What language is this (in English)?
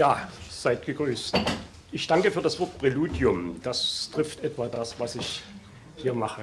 German